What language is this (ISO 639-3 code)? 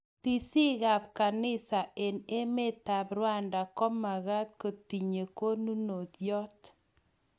kln